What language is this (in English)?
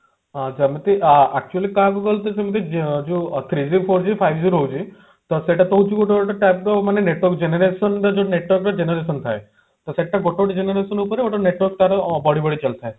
Odia